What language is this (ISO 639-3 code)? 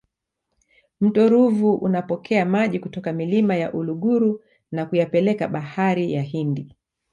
swa